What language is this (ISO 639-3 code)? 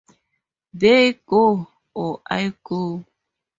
eng